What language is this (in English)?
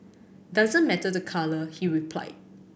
English